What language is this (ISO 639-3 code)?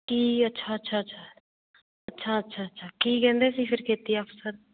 pan